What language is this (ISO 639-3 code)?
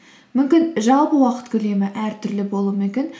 kaz